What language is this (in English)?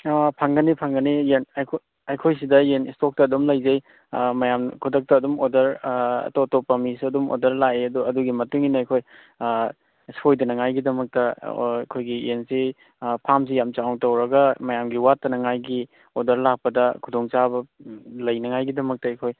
Manipuri